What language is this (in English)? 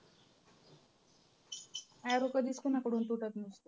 Marathi